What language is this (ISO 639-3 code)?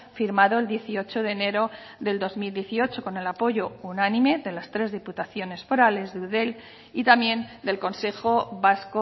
spa